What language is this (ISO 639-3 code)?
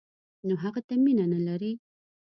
pus